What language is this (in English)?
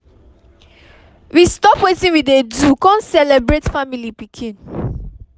Nigerian Pidgin